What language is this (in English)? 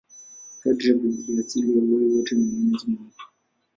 Swahili